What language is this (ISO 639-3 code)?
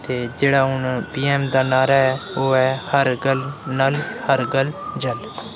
doi